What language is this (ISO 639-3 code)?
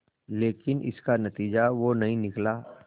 hin